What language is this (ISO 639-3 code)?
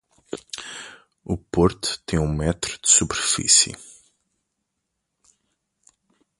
por